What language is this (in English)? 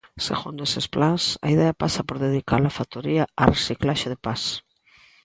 Galician